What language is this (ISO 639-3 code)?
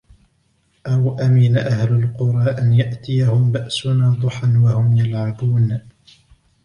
ara